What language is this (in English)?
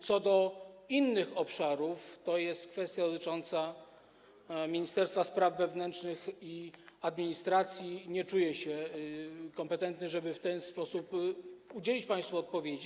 Polish